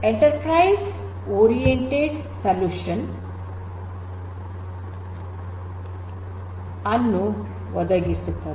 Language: Kannada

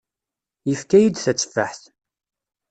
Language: Kabyle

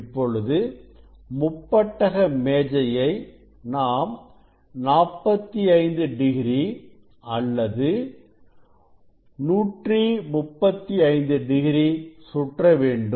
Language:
Tamil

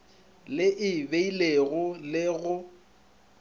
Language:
Northern Sotho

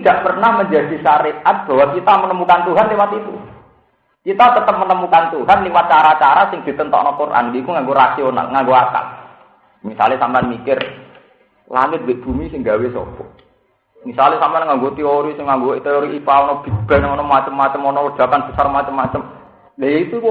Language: Indonesian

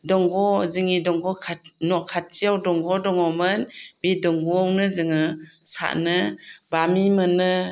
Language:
Bodo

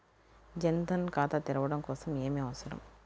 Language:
Telugu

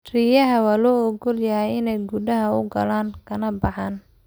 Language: Somali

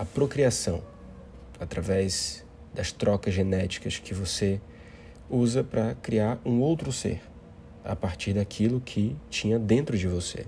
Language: Portuguese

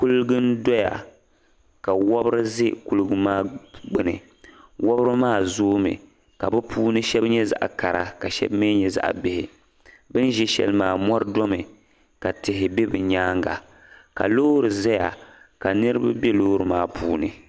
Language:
Dagbani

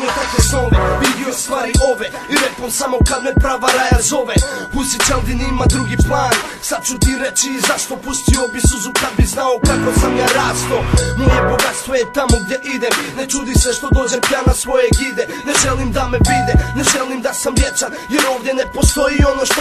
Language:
Polish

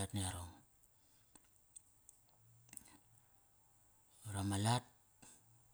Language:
Kairak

